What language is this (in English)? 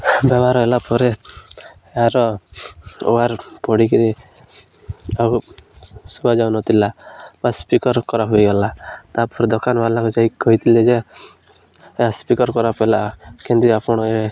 Odia